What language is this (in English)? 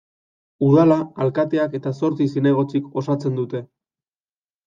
Basque